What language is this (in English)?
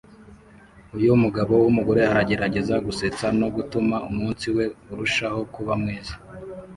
Kinyarwanda